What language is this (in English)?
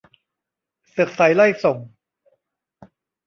Thai